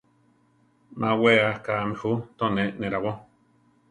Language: Central Tarahumara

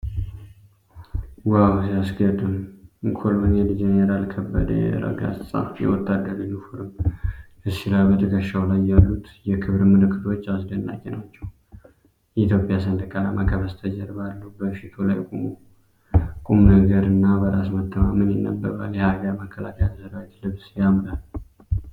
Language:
Amharic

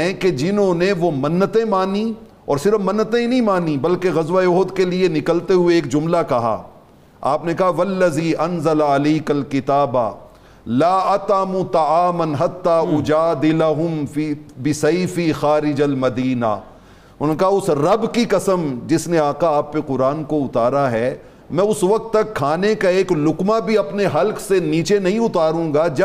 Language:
Urdu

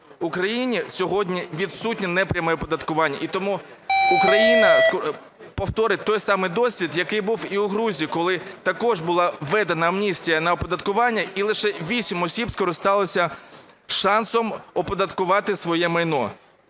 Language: Ukrainian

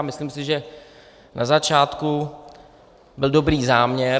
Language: Czech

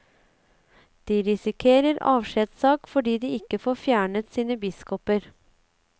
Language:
Norwegian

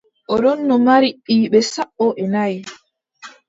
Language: Adamawa Fulfulde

